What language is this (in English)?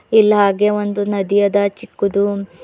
Kannada